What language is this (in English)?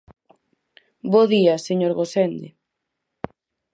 Galician